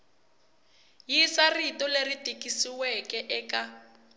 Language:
Tsonga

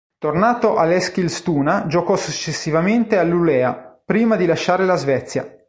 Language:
Italian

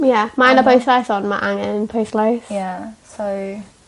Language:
Welsh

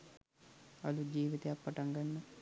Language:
Sinhala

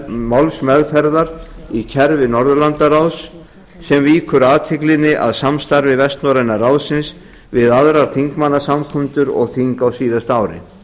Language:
Icelandic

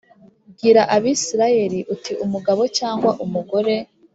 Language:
Kinyarwanda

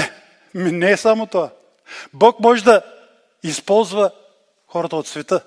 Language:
Bulgarian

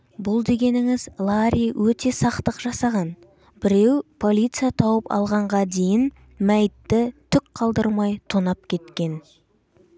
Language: Kazakh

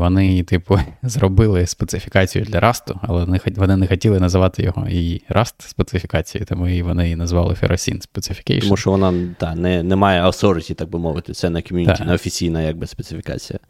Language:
Ukrainian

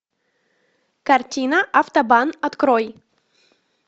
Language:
Russian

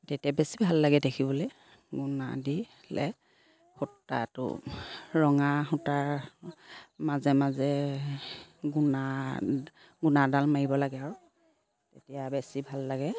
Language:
Assamese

